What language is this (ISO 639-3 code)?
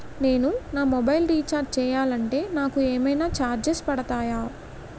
tel